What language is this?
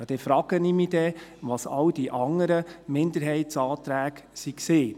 Swiss German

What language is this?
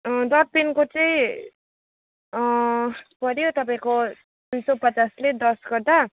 Nepali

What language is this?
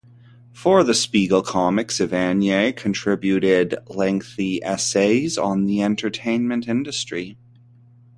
English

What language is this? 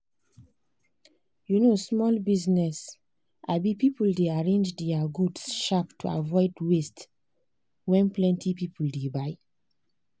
Nigerian Pidgin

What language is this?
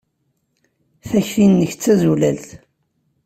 Kabyle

